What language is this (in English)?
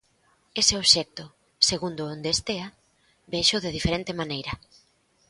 Galician